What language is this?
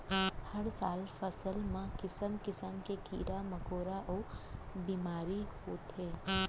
Chhattisgarhi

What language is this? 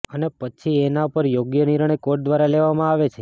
Gujarati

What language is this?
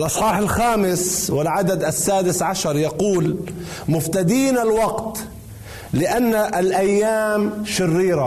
Arabic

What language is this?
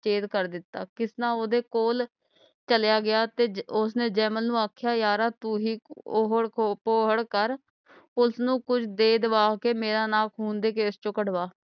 Punjabi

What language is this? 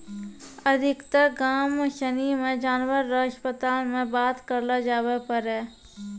Maithili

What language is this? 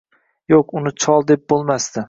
Uzbek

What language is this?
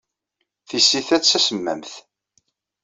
Kabyle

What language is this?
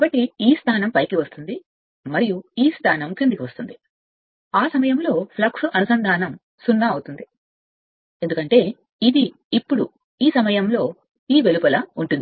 Telugu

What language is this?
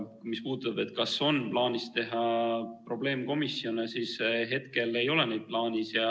Estonian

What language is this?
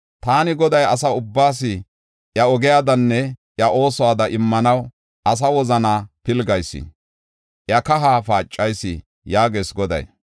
Gofa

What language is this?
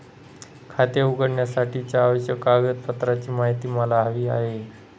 Marathi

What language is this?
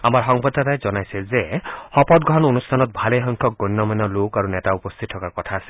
Assamese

